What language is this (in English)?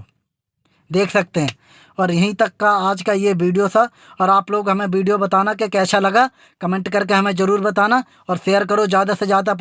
Hindi